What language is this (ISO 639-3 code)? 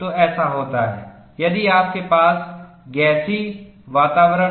hin